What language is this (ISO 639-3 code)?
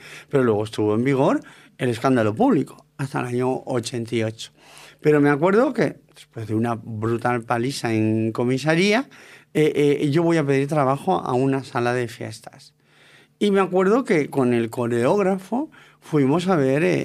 spa